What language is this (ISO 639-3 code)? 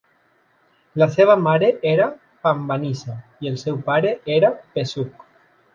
cat